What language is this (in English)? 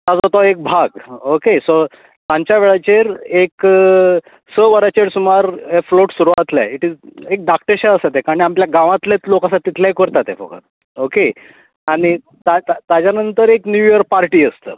Konkani